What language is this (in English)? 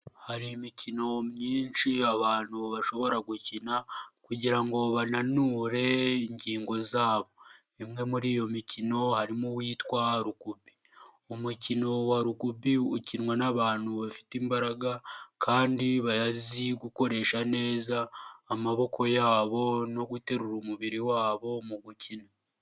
Kinyarwanda